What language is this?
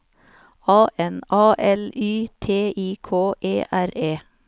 Norwegian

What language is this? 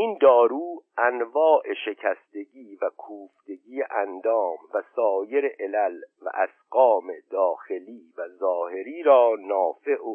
Persian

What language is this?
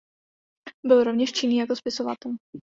Czech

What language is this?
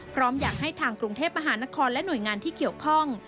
Thai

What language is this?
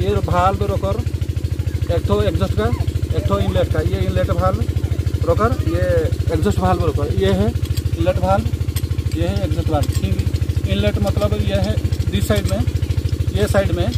Hindi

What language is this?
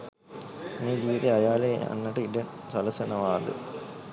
Sinhala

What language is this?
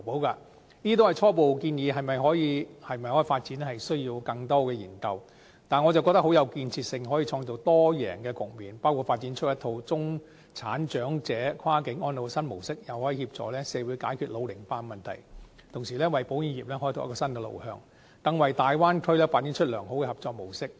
Cantonese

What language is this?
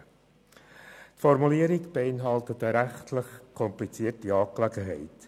Swiss German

